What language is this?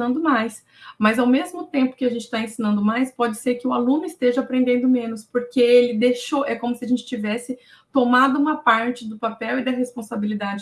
Portuguese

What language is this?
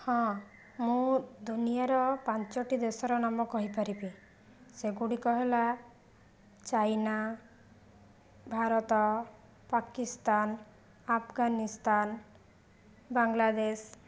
Odia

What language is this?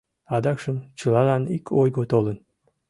Mari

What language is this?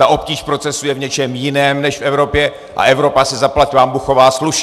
Czech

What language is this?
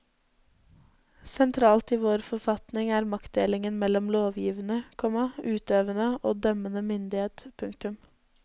Norwegian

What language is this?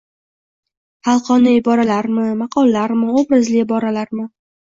Uzbek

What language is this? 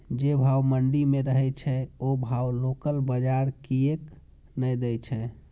Maithili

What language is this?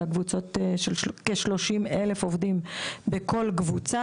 Hebrew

